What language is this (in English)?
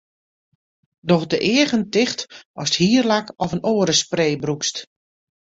Western Frisian